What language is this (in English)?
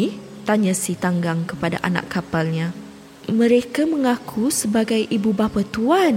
Malay